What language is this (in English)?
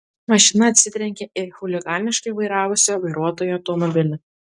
Lithuanian